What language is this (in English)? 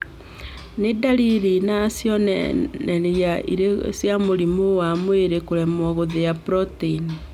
Kikuyu